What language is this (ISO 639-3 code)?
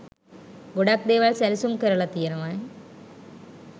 sin